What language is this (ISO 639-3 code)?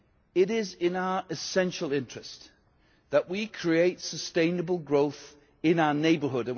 eng